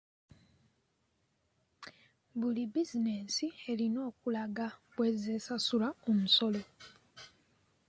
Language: Ganda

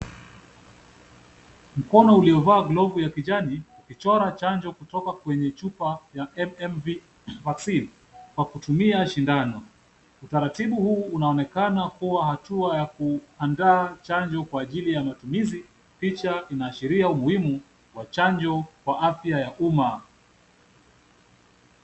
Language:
Swahili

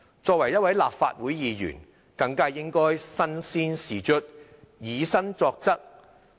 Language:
Cantonese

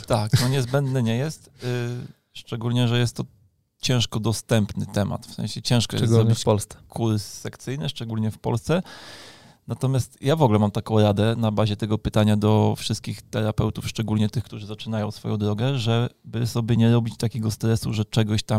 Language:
Polish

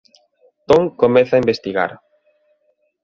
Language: Galician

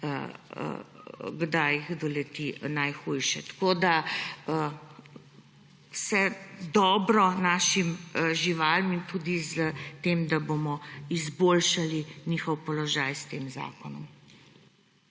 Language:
Slovenian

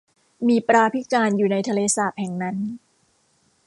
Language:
Thai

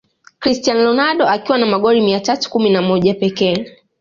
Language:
Swahili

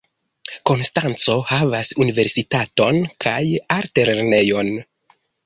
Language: Esperanto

